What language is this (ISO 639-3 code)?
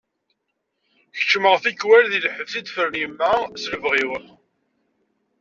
kab